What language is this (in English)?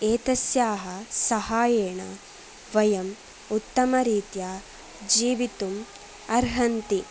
Sanskrit